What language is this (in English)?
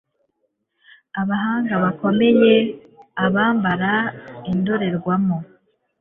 Kinyarwanda